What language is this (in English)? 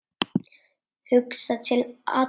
Icelandic